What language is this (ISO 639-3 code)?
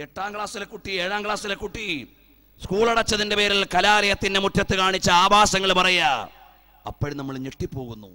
mal